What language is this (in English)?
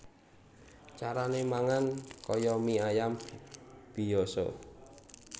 Javanese